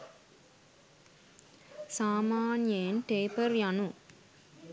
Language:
Sinhala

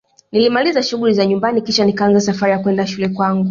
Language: Swahili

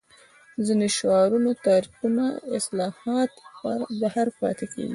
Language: Pashto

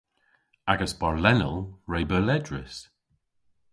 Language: Cornish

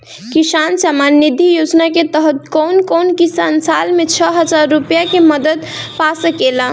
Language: Bhojpuri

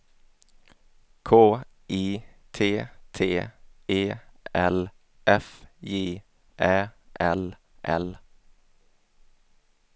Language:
Swedish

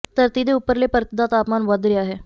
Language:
Punjabi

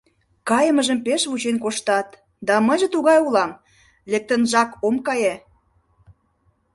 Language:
Mari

